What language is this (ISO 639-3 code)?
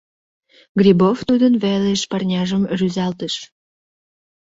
chm